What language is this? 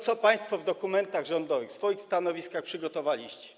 Polish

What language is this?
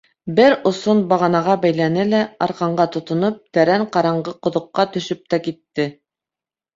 Bashkir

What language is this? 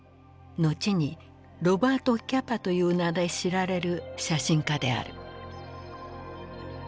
Japanese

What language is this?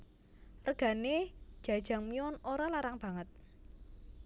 Javanese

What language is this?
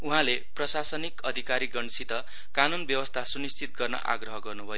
Nepali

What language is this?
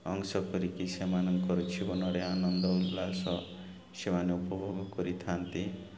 Odia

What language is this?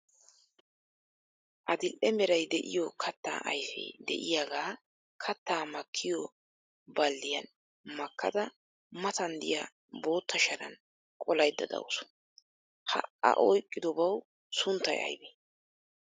Wolaytta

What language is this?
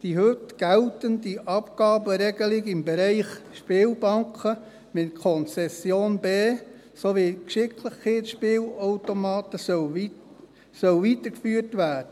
Swiss German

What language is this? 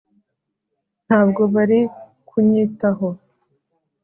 Kinyarwanda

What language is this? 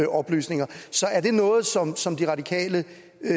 Danish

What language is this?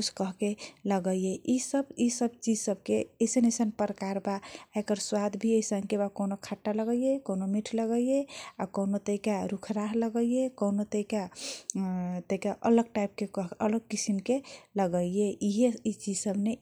Kochila Tharu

